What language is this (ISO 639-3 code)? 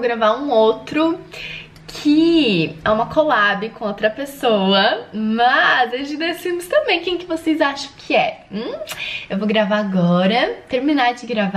por